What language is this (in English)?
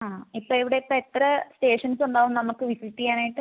Malayalam